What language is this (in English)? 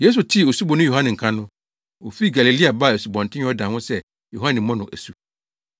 Akan